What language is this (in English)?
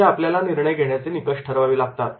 Marathi